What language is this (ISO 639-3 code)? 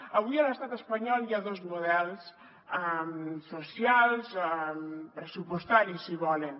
cat